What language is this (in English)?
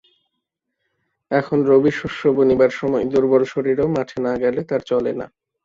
Bangla